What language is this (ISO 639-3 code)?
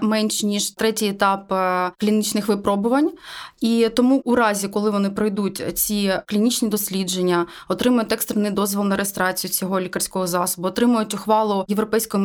ukr